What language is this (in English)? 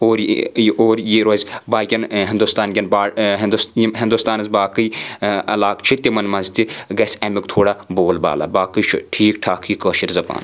Kashmiri